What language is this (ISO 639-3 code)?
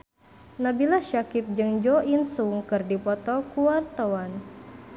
sun